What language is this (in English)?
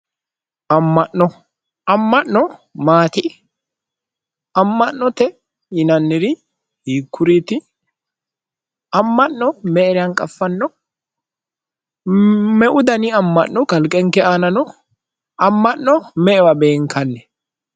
Sidamo